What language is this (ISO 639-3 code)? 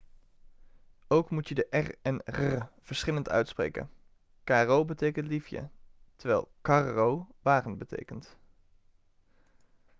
nld